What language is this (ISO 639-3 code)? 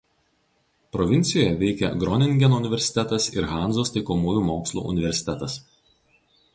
lit